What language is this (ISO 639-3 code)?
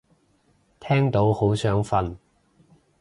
yue